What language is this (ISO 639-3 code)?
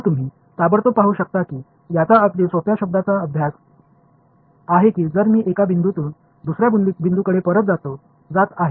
mar